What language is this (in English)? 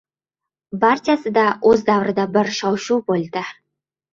Uzbek